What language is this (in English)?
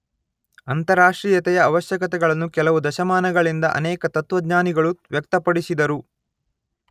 Kannada